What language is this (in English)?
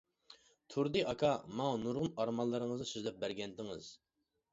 Uyghur